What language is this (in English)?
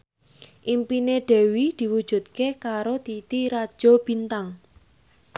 Javanese